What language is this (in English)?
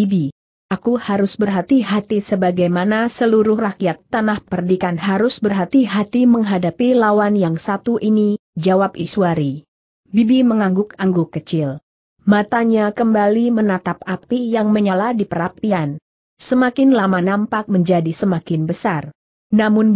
Indonesian